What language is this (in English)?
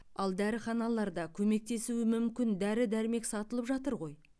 Kazakh